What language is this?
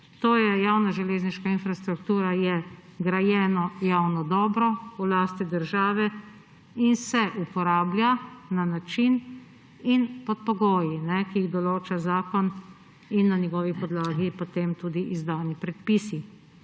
Slovenian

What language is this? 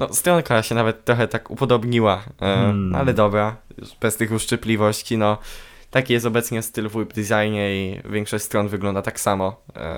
Polish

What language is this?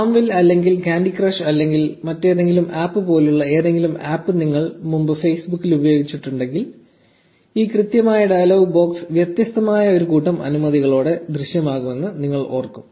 Malayalam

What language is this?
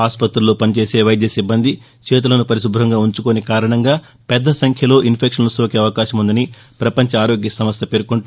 Telugu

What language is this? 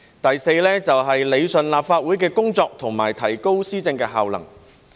Cantonese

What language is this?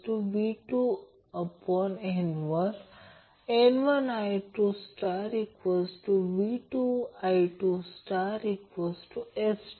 Marathi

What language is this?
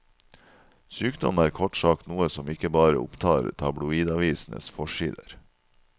Norwegian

